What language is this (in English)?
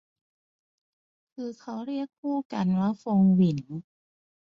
Thai